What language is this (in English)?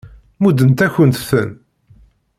Kabyle